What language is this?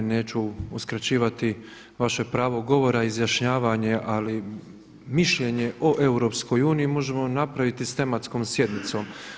Croatian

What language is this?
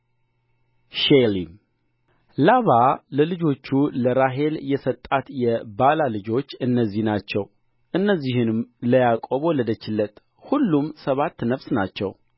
Amharic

